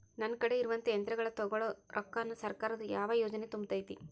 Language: Kannada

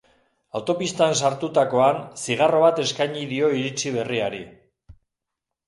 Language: Basque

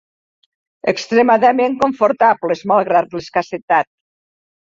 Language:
Catalan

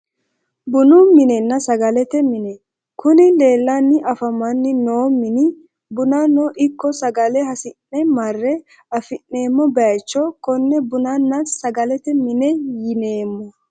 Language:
Sidamo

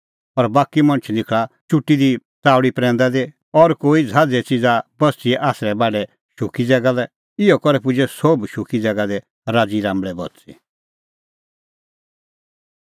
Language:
Kullu Pahari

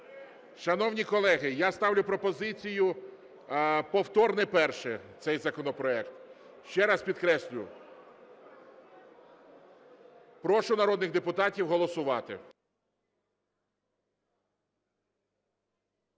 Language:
Ukrainian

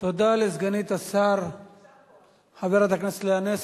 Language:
Hebrew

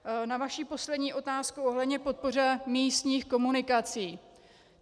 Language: Czech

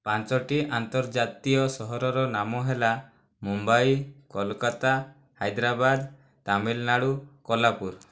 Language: Odia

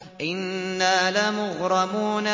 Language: Arabic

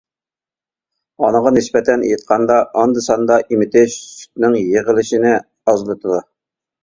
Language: Uyghur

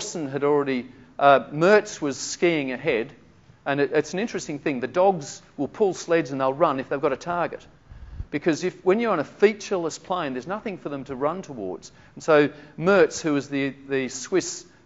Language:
English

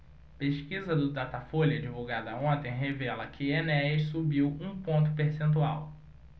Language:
Portuguese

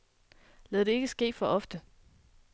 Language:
Danish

